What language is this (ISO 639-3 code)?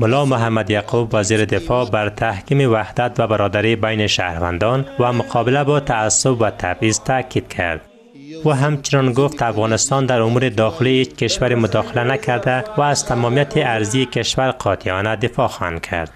fas